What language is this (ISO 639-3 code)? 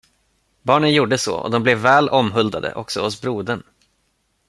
swe